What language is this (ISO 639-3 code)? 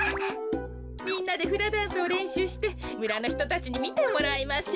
jpn